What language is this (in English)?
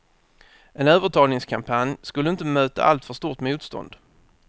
Swedish